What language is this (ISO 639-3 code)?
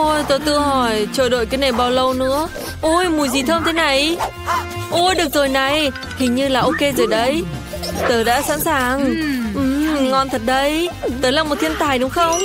vie